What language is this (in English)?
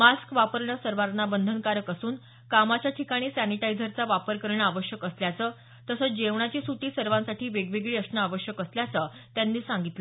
Marathi